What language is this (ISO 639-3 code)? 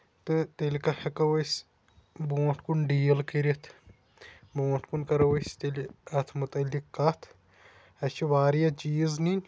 kas